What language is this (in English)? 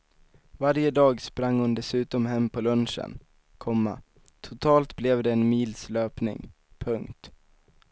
Swedish